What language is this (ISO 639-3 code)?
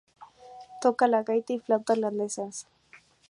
spa